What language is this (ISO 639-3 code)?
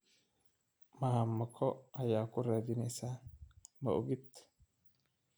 som